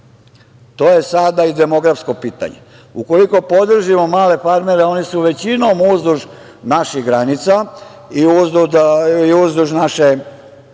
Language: Serbian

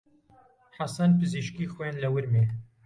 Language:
Central Kurdish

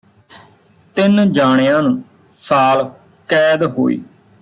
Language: Punjabi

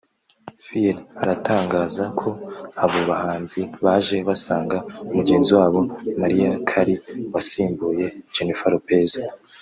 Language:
Kinyarwanda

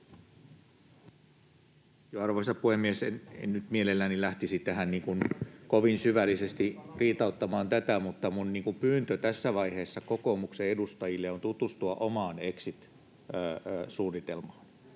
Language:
Finnish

